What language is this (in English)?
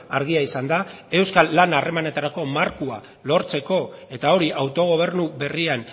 Basque